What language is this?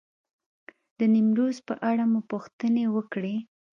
Pashto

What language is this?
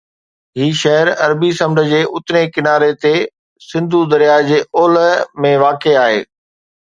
Sindhi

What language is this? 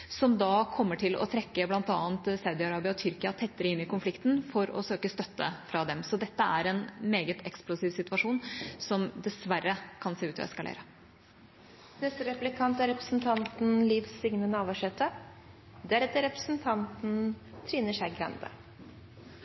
Norwegian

